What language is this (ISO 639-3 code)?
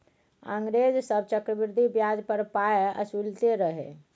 mai